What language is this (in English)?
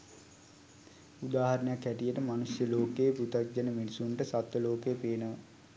Sinhala